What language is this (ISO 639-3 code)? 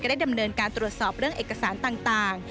tha